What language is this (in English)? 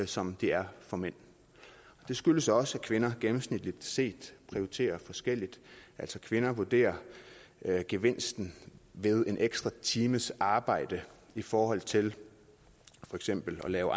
Danish